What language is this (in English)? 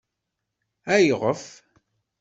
Kabyle